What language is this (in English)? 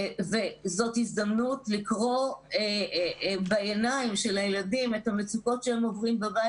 Hebrew